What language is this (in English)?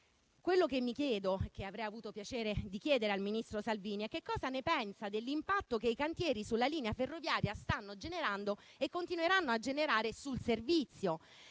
Italian